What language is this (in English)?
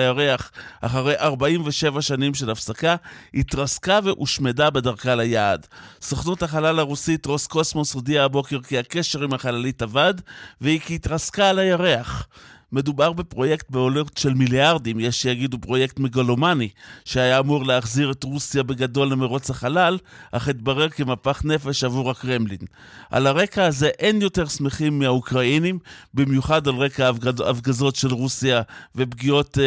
Hebrew